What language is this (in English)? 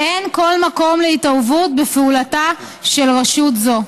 Hebrew